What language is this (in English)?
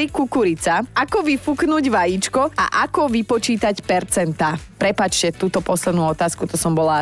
Slovak